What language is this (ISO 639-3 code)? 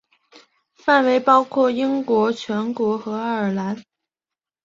zho